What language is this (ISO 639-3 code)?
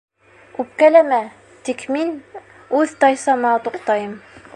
bak